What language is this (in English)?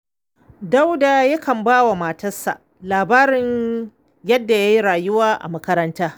Hausa